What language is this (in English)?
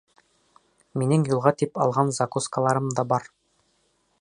Bashkir